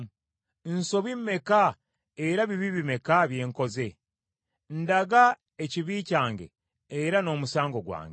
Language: Ganda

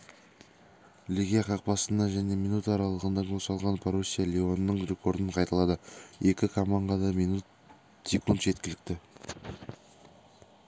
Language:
Kazakh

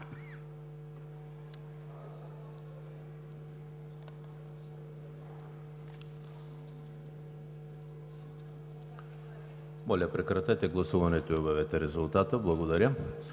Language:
Bulgarian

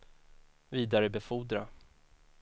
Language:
Swedish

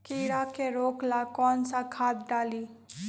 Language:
Magahi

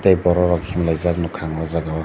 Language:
Kok Borok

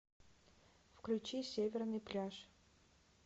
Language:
Russian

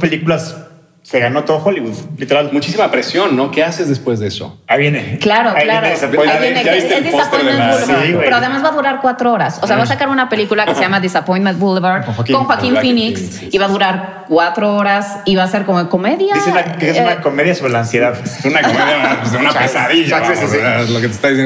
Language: Spanish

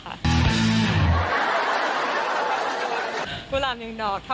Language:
Thai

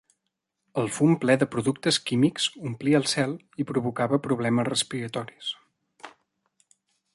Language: Catalan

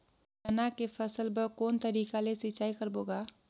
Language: Chhattisgarhi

